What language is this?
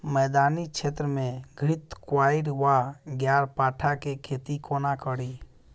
Maithili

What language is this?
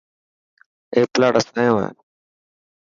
Dhatki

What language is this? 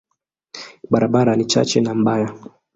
Swahili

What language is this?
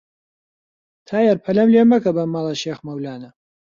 Central Kurdish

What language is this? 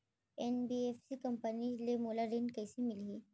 Chhattisgarhi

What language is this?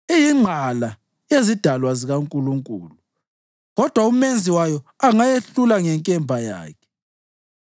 North Ndebele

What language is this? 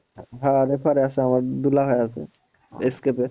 Bangla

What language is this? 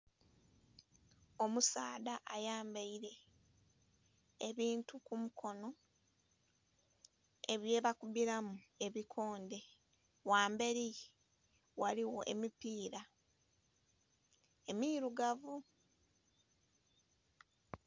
Soga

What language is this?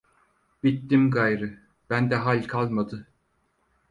Turkish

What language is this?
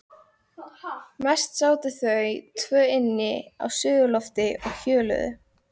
Icelandic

